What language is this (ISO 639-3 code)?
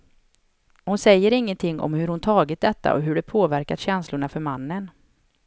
swe